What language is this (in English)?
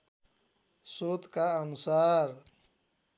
Nepali